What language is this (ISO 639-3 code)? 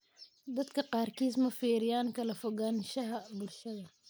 som